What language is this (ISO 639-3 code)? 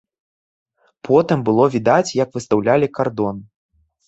bel